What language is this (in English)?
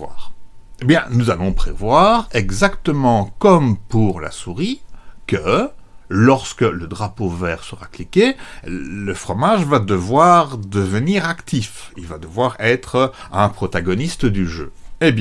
French